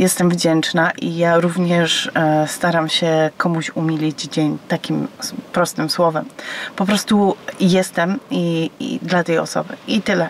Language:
Polish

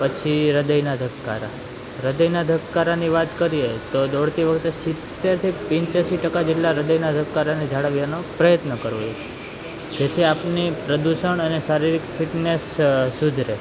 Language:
Gujarati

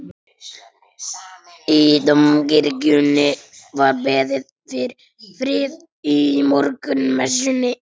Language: Icelandic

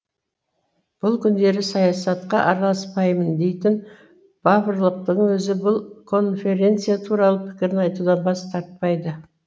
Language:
Kazakh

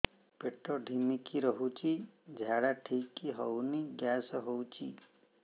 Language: Odia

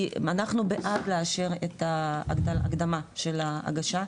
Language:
Hebrew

